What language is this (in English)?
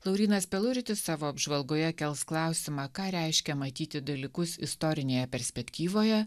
Lithuanian